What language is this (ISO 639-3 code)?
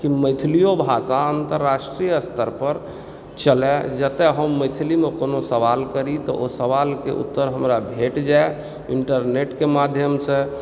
mai